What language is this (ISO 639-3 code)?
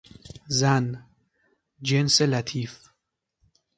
fas